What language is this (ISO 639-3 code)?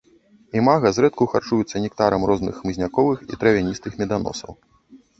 bel